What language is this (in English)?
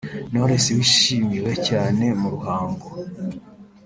Kinyarwanda